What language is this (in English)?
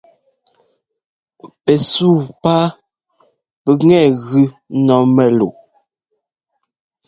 Ngomba